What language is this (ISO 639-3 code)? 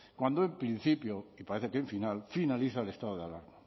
spa